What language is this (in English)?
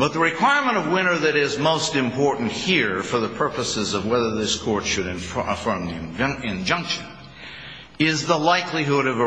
English